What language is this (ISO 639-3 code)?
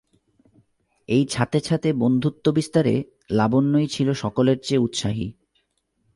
ben